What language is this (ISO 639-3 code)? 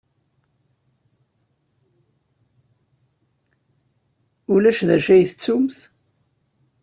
kab